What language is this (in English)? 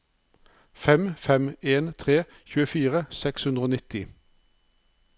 Norwegian